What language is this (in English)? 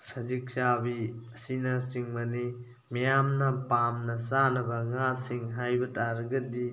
Manipuri